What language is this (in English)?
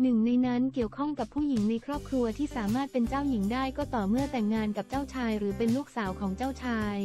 Thai